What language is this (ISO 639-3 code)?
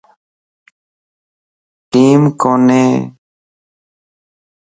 lss